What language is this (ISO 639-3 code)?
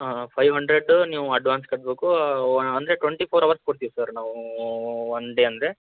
kan